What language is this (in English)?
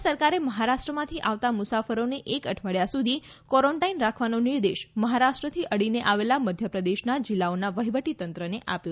Gujarati